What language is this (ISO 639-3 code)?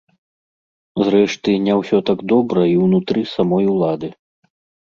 bel